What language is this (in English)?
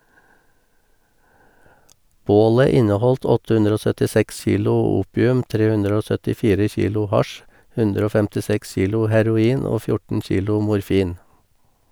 Norwegian